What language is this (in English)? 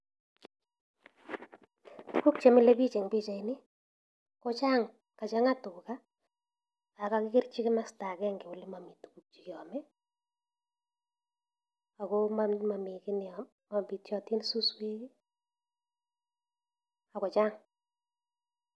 Kalenjin